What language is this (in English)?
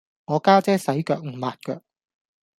Cantonese